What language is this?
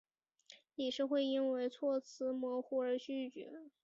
Chinese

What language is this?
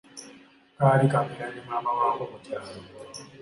Ganda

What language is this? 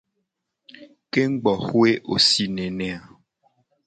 Gen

